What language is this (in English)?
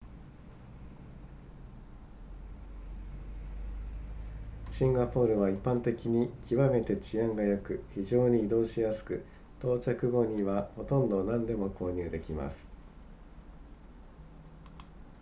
Japanese